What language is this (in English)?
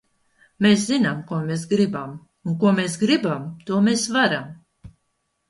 Latvian